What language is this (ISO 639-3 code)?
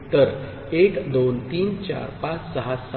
mar